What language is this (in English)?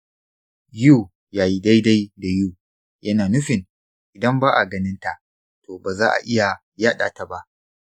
Hausa